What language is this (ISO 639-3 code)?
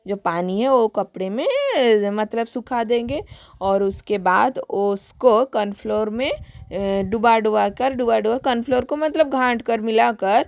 hin